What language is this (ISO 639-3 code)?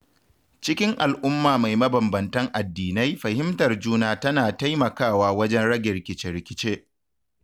hau